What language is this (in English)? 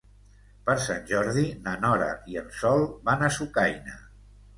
Catalan